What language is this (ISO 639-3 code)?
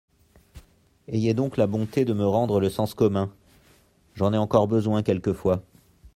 fra